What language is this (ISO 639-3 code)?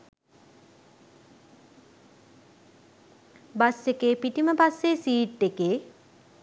sin